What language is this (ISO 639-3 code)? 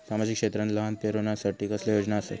mar